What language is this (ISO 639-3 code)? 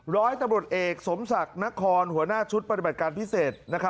tha